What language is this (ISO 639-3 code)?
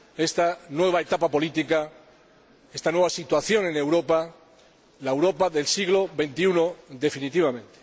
spa